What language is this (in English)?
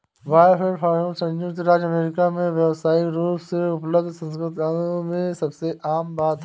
Hindi